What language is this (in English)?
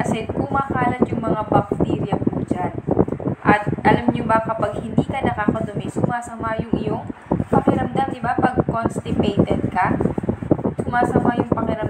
Filipino